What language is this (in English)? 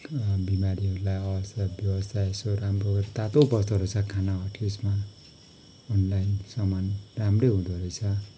Nepali